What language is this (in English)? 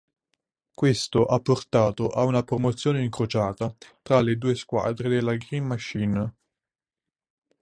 Italian